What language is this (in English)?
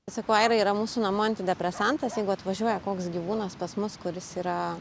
Lithuanian